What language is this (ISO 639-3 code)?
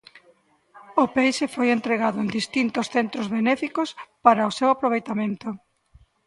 glg